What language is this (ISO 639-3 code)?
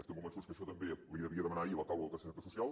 cat